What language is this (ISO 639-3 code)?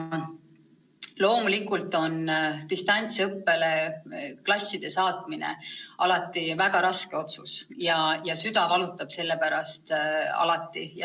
est